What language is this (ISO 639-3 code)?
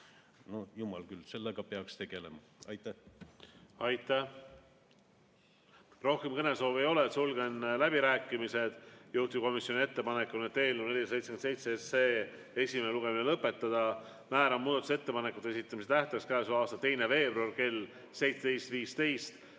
est